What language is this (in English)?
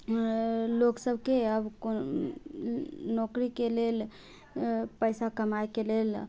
Maithili